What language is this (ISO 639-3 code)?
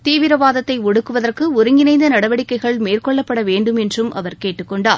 tam